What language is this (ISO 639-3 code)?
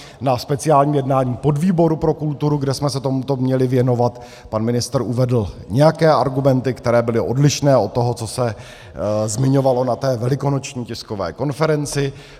ces